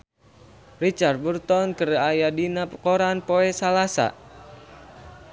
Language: Sundanese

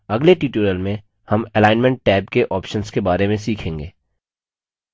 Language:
Hindi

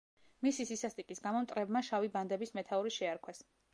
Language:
Georgian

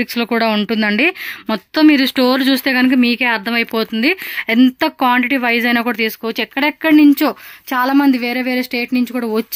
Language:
Telugu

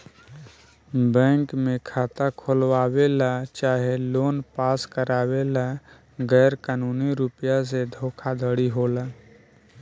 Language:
Bhojpuri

